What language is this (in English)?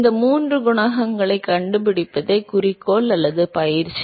Tamil